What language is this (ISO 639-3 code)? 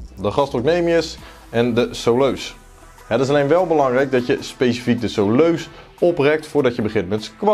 nld